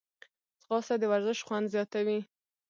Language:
Pashto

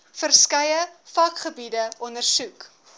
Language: Afrikaans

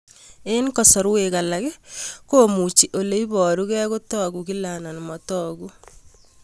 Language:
Kalenjin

